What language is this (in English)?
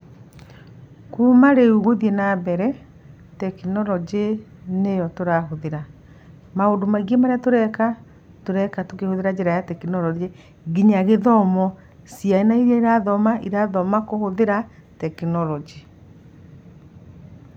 Kikuyu